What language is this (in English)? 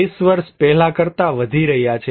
Gujarati